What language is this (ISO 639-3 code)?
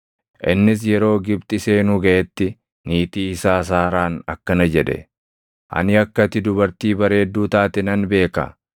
orm